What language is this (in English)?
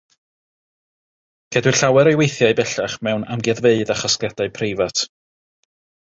Welsh